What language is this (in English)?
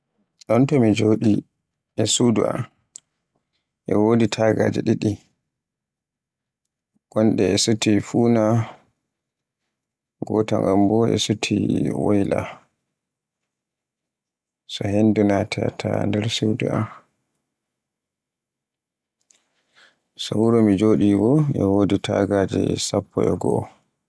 Borgu Fulfulde